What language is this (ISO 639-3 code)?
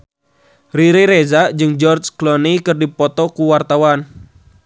sun